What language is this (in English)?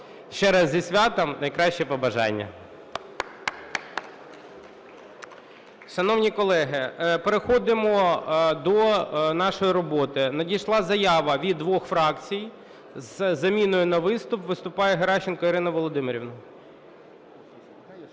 Ukrainian